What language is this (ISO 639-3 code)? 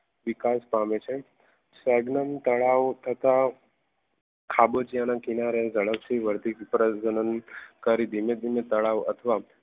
guj